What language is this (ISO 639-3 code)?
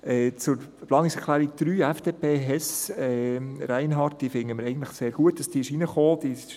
gsw